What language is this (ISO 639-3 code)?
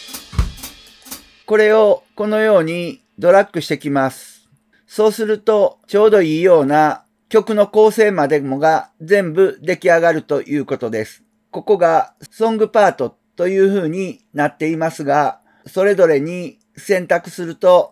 jpn